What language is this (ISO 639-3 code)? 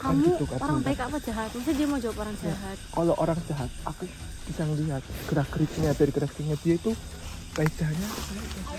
ind